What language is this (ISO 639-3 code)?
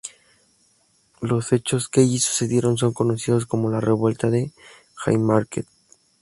spa